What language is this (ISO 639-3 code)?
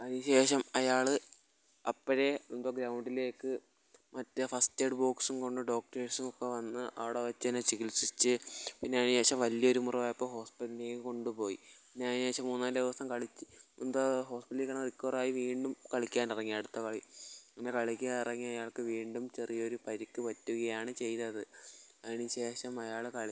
mal